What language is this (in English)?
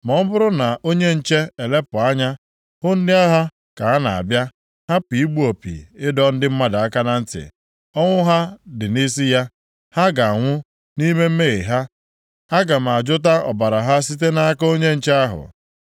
Igbo